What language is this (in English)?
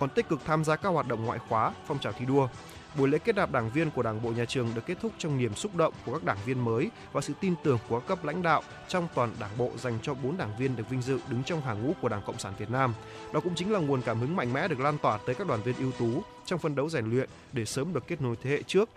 Vietnamese